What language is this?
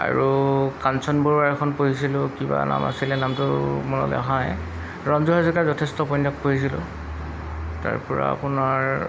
Assamese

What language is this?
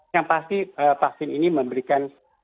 Indonesian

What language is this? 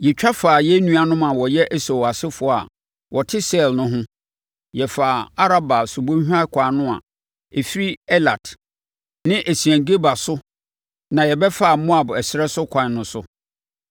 Akan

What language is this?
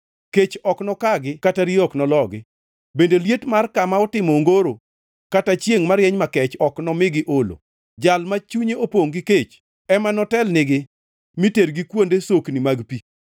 Luo (Kenya and Tanzania)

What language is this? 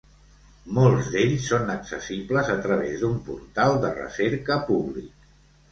Catalan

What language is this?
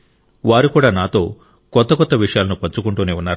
Telugu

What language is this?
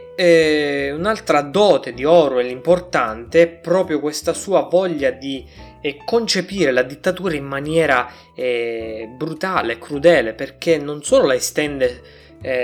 Italian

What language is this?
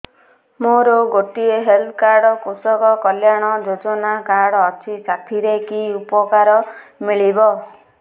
Odia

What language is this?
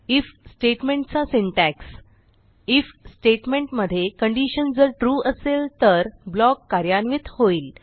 Marathi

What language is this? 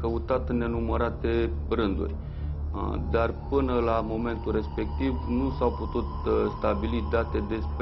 Romanian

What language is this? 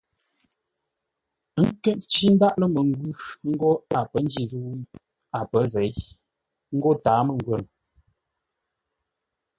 Ngombale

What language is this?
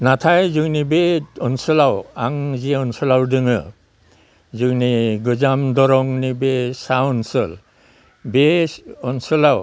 Bodo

